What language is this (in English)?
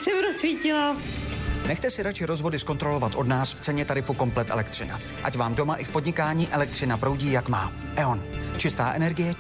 Czech